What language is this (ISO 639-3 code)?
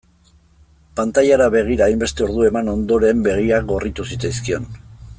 eus